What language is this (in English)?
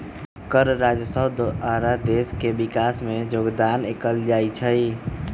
Magahi